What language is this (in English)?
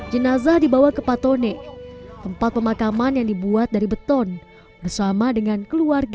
Indonesian